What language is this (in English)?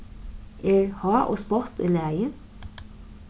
Faroese